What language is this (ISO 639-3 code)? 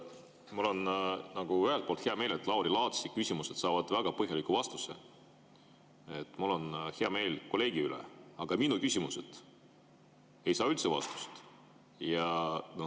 est